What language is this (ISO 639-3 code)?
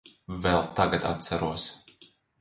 lav